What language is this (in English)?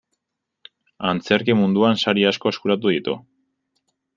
Basque